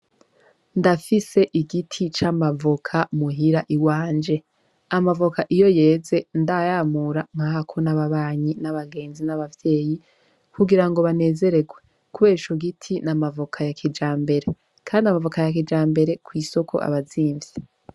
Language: Rundi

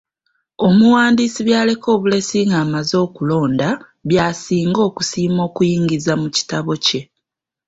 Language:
Ganda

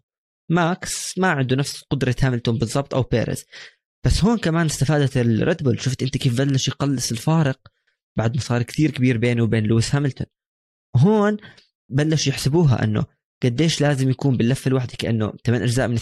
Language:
Arabic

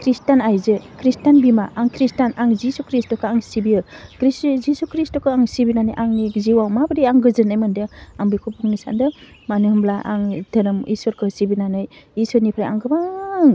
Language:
Bodo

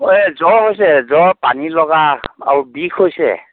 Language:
Assamese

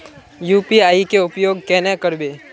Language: Magahi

